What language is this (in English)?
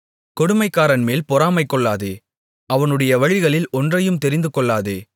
Tamil